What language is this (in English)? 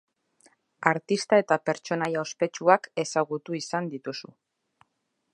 Basque